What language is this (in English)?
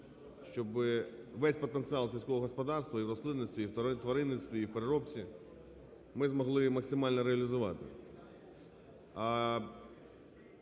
Ukrainian